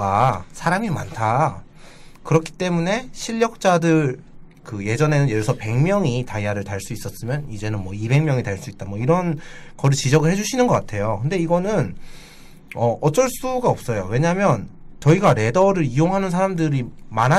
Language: Korean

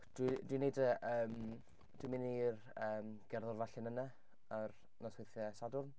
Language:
Welsh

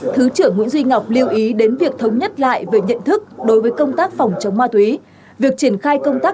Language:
Vietnamese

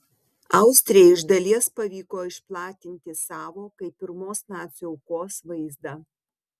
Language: Lithuanian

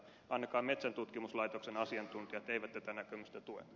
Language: Finnish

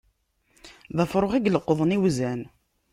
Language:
Kabyle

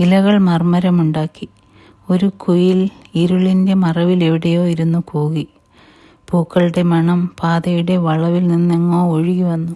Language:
Malayalam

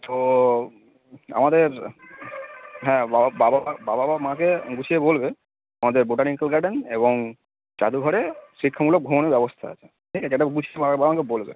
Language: Bangla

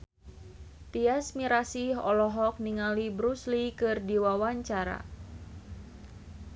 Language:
Sundanese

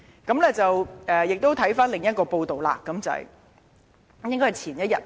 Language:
Cantonese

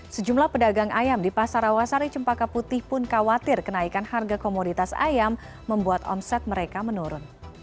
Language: Indonesian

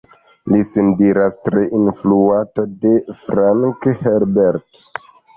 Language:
Esperanto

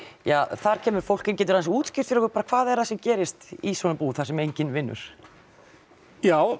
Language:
Icelandic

